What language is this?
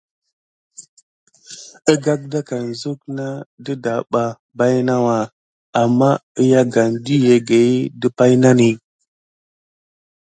Gidar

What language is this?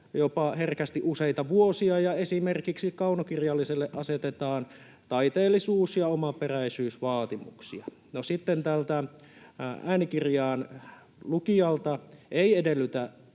Finnish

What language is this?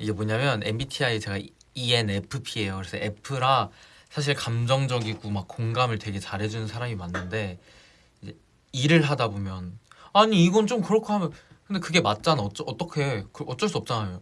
Korean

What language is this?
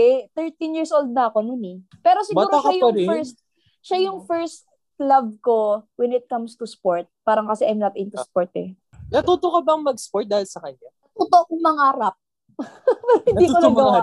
Filipino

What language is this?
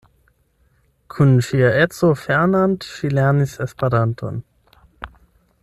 Esperanto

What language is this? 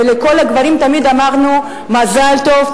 Hebrew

